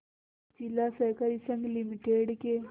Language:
Hindi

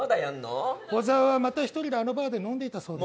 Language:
Japanese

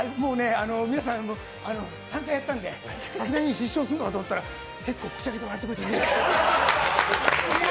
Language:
Japanese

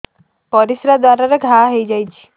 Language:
Odia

